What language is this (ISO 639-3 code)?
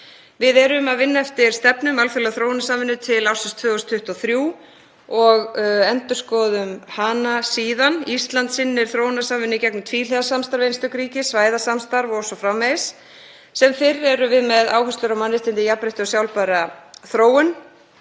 isl